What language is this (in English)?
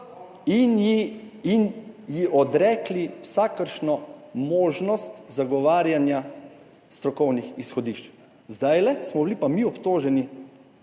Slovenian